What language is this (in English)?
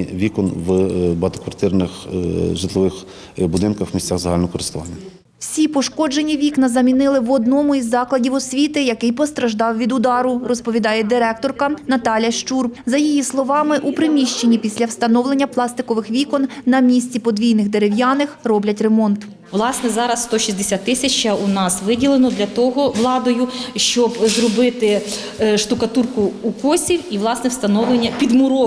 Ukrainian